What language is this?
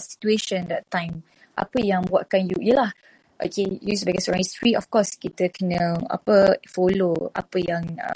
Malay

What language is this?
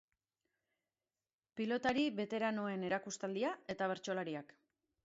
Basque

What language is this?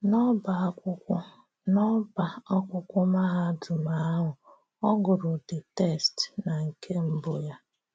Igbo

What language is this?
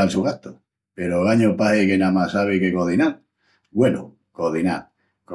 Extremaduran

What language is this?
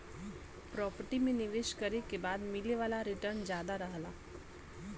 Bhojpuri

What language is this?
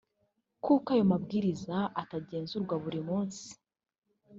Kinyarwanda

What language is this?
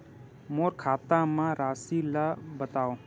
Chhattisgarhi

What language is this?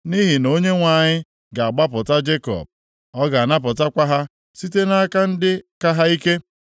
Igbo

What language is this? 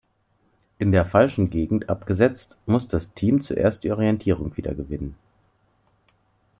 German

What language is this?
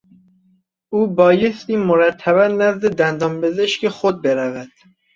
Persian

